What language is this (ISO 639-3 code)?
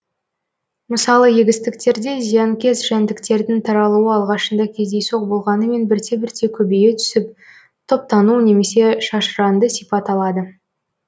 kaz